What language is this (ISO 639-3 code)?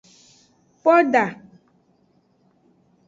ajg